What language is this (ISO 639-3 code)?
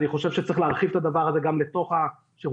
heb